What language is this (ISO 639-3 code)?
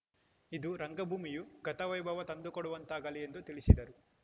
kan